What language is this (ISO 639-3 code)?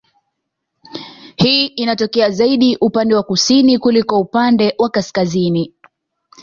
swa